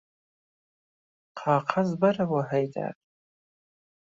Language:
Central Kurdish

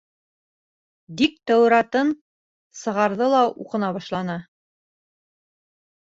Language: Bashkir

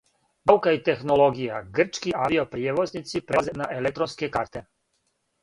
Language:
Serbian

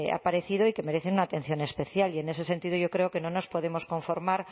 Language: Spanish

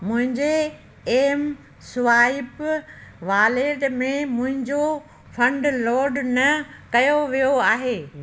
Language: Sindhi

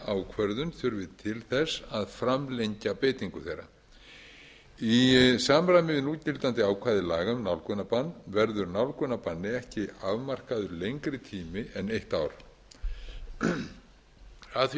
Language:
Icelandic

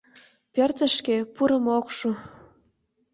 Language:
Mari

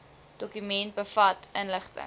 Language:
Afrikaans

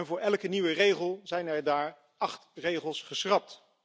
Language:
Dutch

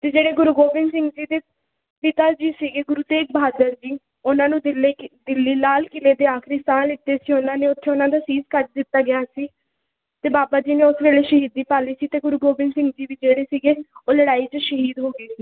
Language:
Punjabi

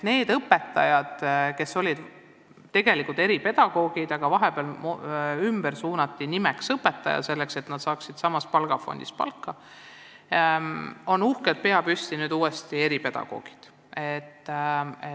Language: Estonian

